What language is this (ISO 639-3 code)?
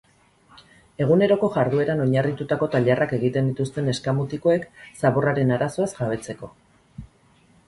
eus